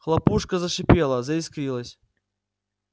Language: Russian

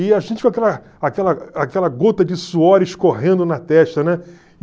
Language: Portuguese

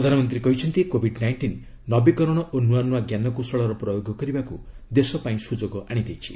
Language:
Odia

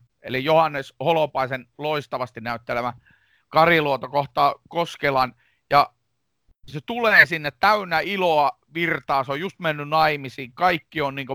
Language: Finnish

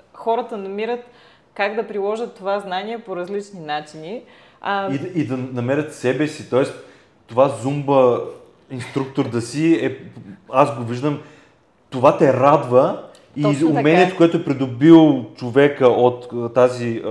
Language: Bulgarian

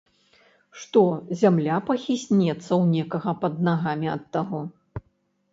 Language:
Belarusian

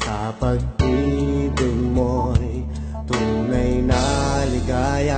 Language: Indonesian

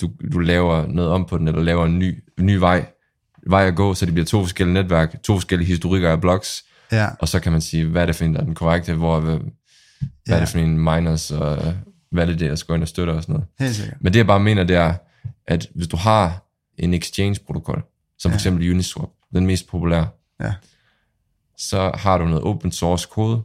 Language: Danish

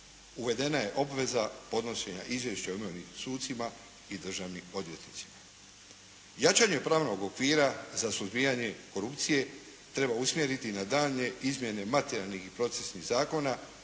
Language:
Croatian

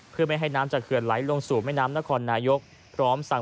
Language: Thai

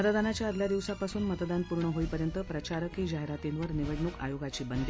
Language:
Marathi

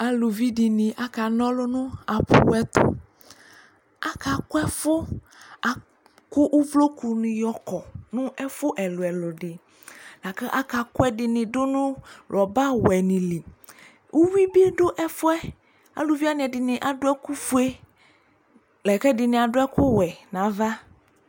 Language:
Ikposo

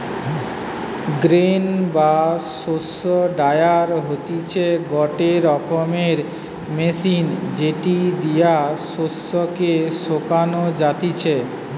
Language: Bangla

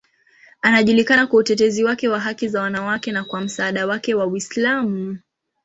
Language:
Swahili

